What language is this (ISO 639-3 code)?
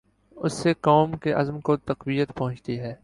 urd